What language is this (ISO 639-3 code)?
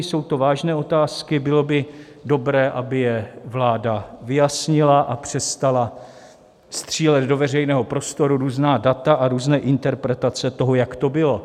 ces